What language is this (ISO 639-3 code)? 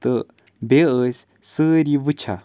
kas